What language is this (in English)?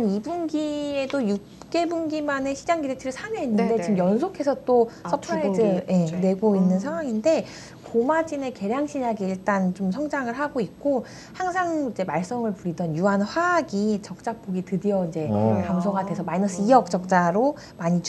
Korean